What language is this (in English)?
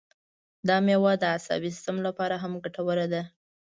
Pashto